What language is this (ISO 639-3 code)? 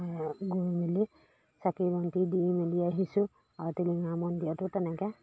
asm